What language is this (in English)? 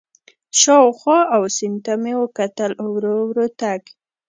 Pashto